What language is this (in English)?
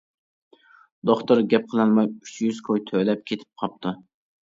Uyghur